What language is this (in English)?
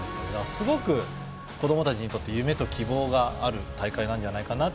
Japanese